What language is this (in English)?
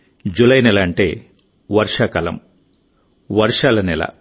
Telugu